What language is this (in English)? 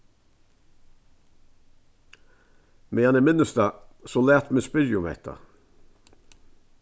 Faroese